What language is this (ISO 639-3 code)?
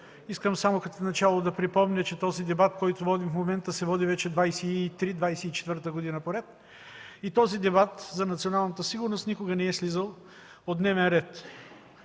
bul